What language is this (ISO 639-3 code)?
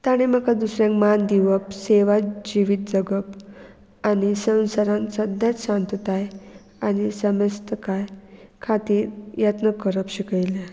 kok